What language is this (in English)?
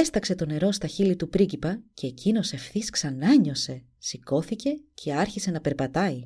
Greek